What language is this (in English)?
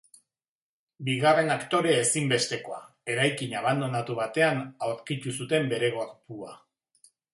Basque